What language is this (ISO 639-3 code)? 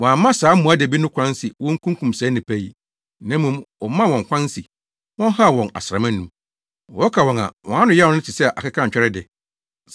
aka